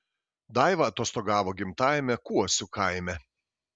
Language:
Lithuanian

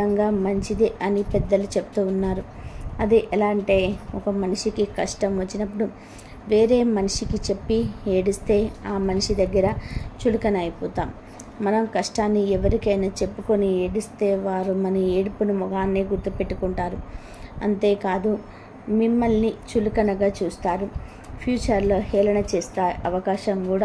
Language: Telugu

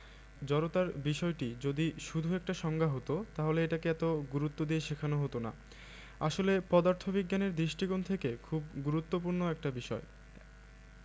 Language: Bangla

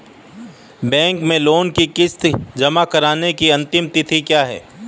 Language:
Hindi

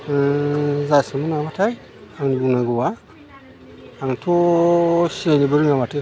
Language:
Bodo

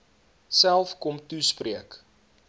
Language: Afrikaans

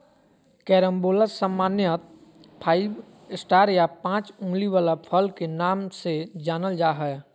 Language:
Magahi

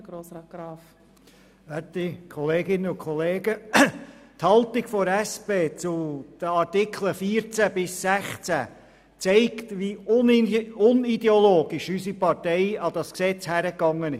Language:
Swiss German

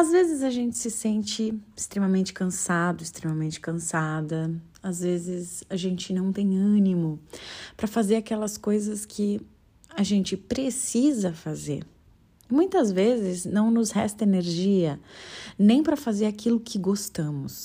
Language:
Portuguese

